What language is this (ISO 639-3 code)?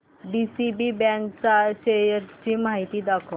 mar